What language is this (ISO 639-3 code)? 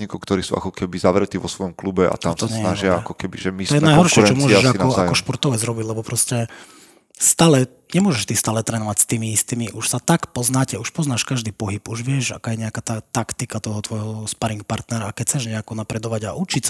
slk